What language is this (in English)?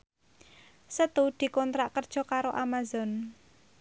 Javanese